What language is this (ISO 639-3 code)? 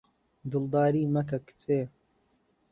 ckb